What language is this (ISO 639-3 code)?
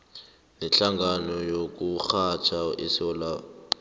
nbl